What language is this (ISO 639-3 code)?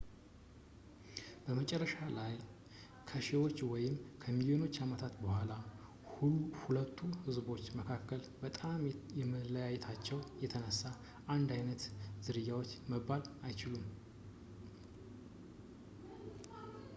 amh